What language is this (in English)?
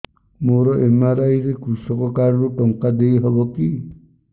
Odia